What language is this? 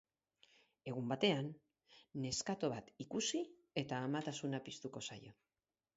Basque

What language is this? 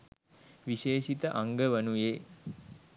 Sinhala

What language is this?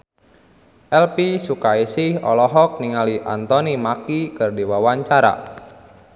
Sundanese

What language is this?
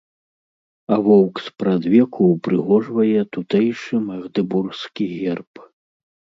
Belarusian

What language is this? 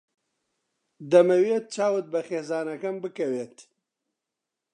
Central Kurdish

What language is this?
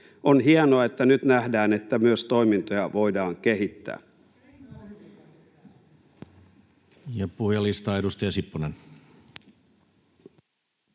Finnish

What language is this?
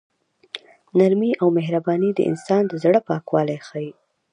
Pashto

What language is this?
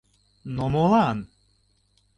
Mari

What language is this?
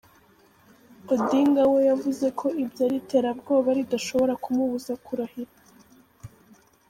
Kinyarwanda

